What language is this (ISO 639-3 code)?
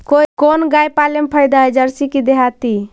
mag